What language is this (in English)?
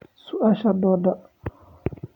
Somali